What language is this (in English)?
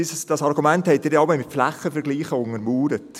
Swiss German